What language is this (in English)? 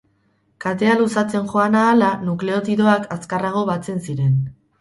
Basque